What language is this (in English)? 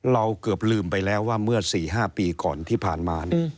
Thai